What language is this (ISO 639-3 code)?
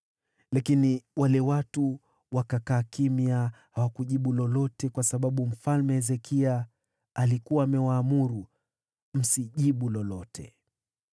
swa